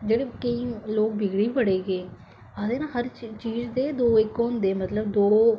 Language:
Dogri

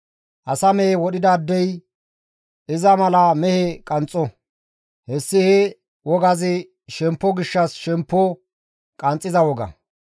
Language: Gamo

